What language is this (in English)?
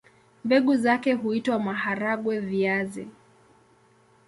Swahili